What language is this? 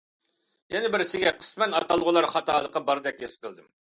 Uyghur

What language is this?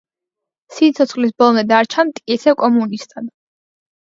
Georgian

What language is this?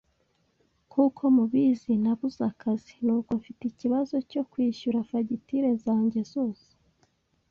Kinyarwanda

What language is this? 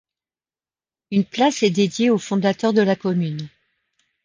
French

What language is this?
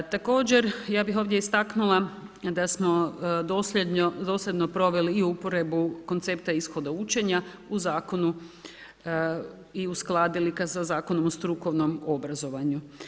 Croatian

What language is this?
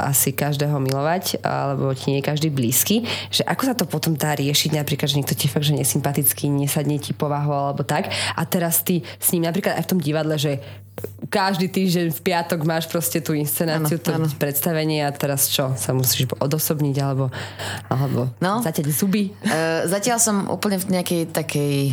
Slovak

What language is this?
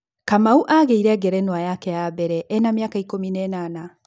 Kikuyu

